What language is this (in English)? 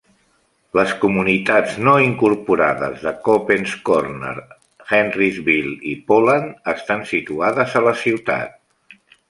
Catalan